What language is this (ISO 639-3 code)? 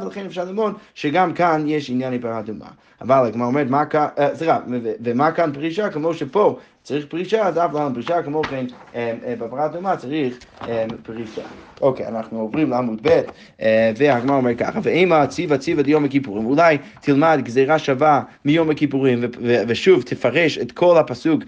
heb